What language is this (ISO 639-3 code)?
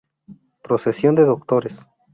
spa